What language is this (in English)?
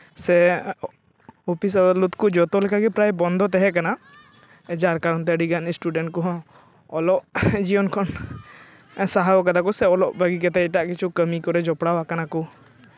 Santali